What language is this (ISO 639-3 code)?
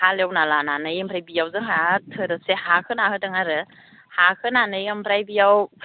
brx